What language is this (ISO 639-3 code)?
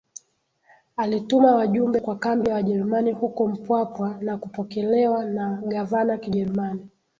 swa